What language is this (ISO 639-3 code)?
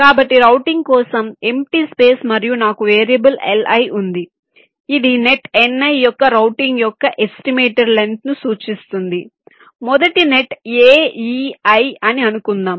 tel